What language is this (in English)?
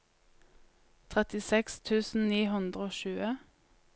Norwegian